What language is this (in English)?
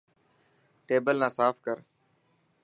Dhatki